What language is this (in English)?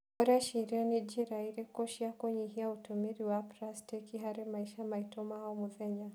Kikuyu